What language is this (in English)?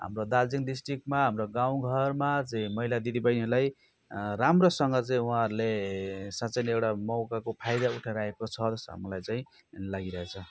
Nepali